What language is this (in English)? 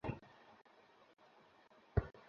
Bangla